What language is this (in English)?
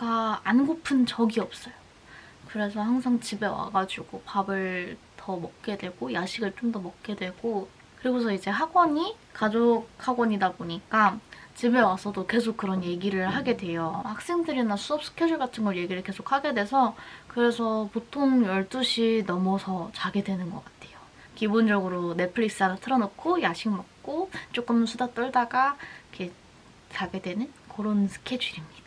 Korean